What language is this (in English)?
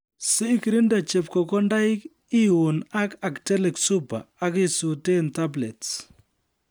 Kalenjin